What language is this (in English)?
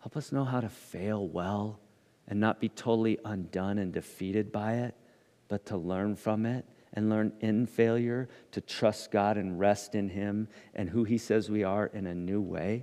English